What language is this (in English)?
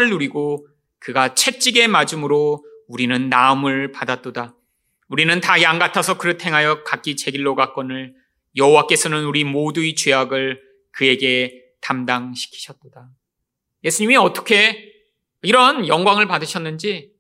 Korean